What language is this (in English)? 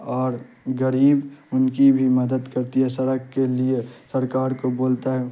Urdu